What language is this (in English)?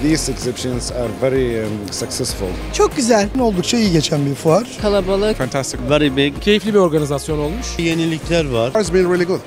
Turkish